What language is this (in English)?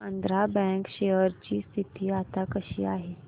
Marathi